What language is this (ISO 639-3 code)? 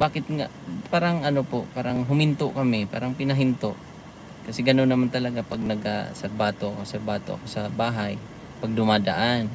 fil